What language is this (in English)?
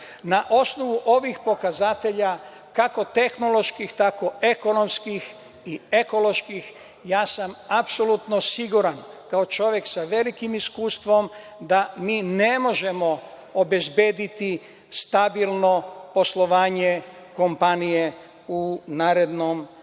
Serbian